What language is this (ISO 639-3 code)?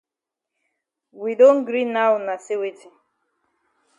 wes